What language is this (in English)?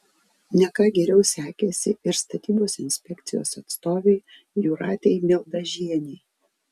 Lithuanian